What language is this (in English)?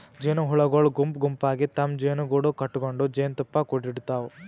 Kannada